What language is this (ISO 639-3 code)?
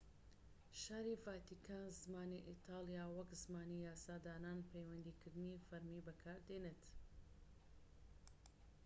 ckb